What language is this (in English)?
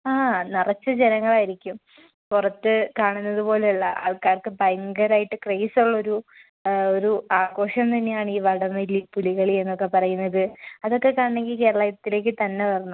Malayalam